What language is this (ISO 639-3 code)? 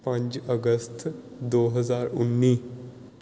pan